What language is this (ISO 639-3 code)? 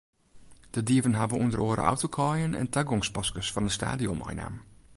fry